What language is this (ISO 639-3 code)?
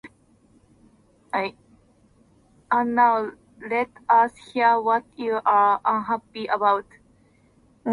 eng